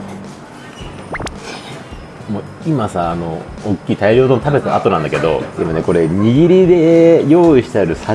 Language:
Japanese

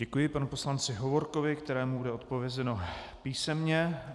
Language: Czech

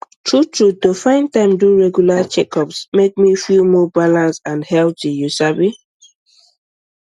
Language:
Nigerian Pidgin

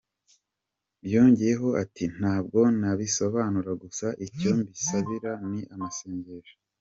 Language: Kinyarwanda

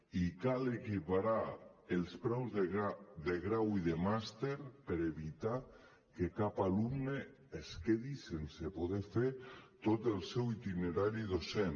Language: Catalan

